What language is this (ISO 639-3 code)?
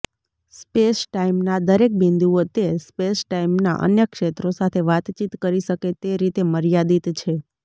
guj